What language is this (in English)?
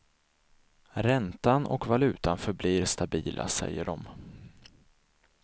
Swedish